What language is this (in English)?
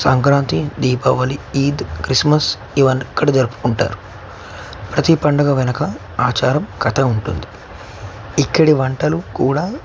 Telugu